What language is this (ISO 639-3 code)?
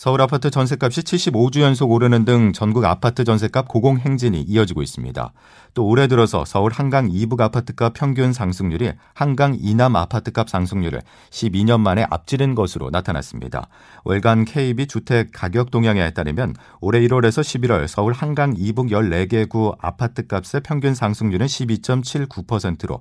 kor